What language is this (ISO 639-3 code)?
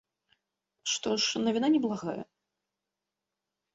bel